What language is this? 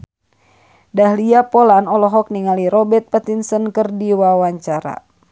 Sundanese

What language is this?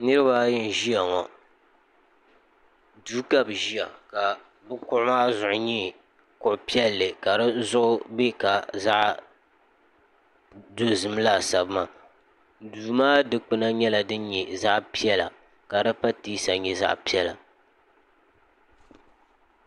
Dagbani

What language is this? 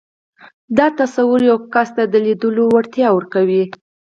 Pashto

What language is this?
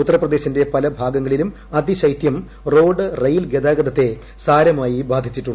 Malayalam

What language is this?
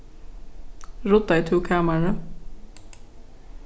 Faroese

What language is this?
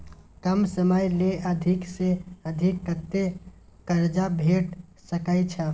Maithili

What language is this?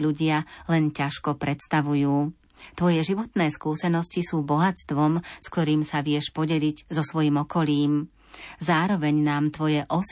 Slovak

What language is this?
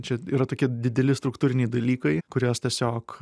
Lithuanian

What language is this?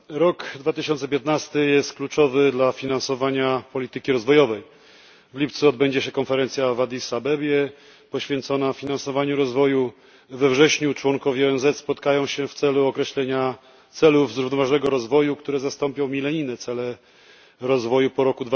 Polish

